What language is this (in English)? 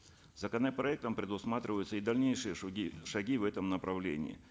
Kazakh